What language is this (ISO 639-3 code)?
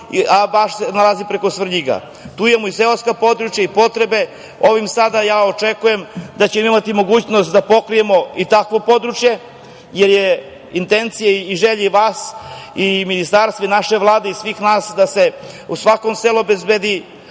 srp